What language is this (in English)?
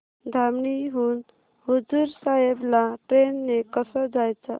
Marathi